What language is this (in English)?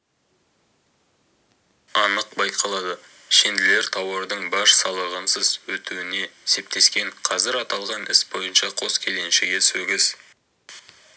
Kazakh